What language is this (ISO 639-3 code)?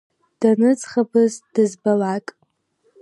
abk